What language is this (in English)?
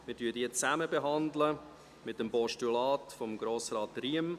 Swiss German